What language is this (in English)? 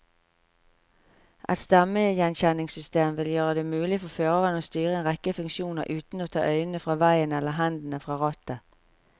Norwegian